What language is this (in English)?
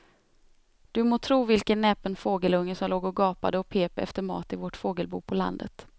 Swedish